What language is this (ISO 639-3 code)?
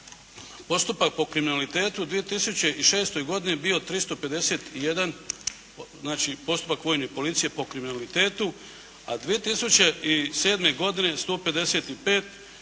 hrv